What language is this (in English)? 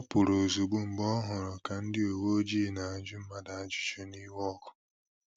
Igbo